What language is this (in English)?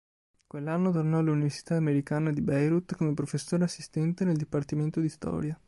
Italian